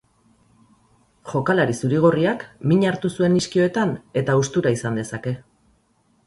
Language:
Basque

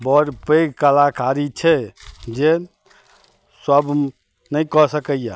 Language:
Maithili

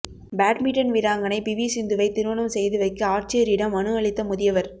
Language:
Tamil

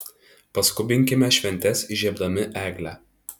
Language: Lithuanian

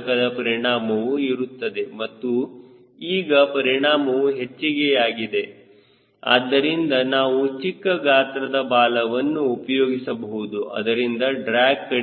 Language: Kannada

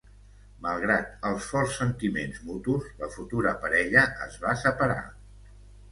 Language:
Catalan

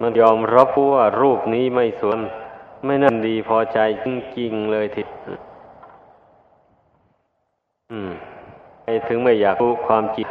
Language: Thai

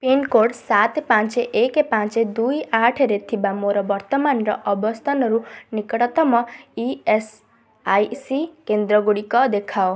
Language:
Odia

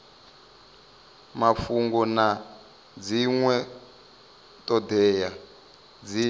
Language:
Venda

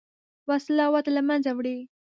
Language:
Pashto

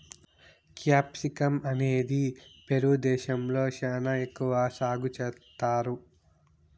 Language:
Telugu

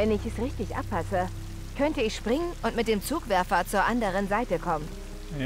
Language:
German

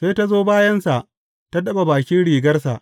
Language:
Hausa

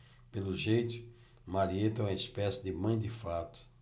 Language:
Portuguese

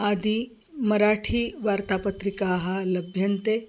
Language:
Sanskrit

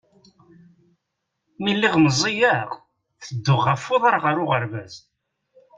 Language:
Kabyle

